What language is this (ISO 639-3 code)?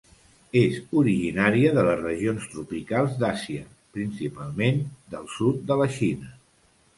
cat